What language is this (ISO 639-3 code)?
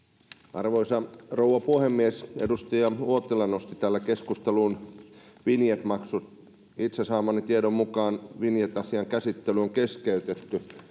fin